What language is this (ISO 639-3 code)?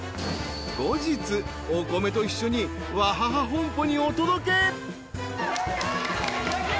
jpn